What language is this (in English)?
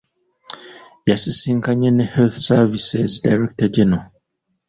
Ganda